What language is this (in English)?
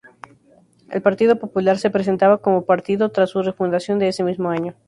Spanish